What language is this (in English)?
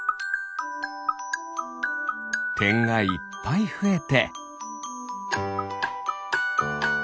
Japanese